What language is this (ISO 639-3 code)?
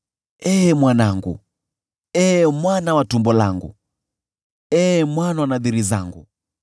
swa